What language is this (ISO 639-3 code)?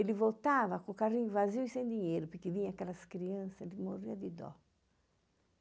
por